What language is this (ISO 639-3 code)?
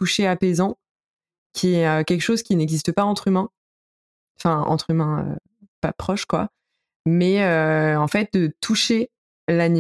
fra